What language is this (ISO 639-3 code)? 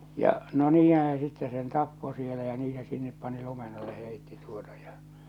fin